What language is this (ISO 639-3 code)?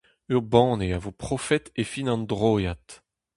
bre